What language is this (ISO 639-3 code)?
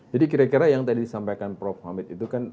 ind